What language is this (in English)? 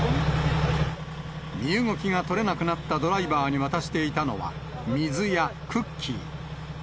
Japanese